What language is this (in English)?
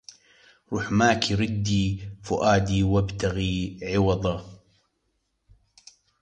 Arabic